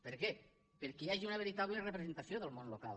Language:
Catalan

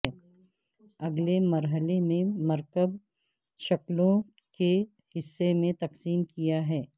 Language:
Urdu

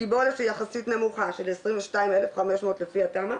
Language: Hebrew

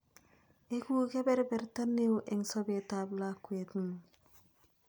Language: Kalenjin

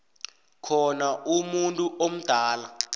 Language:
South Ndebele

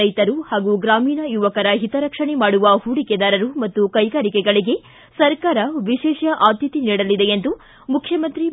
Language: Kannada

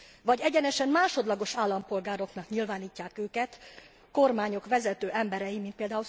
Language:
Hungarian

